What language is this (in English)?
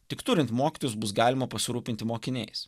Lithuanian